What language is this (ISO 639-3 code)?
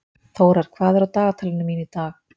isl